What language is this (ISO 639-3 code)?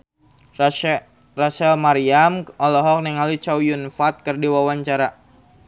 sun